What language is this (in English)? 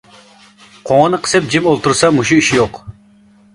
Uyghur